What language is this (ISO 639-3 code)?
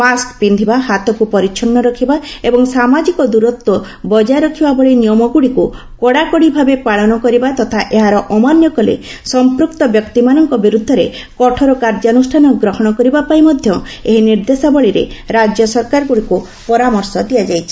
ori